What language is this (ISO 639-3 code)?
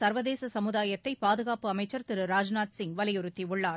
tam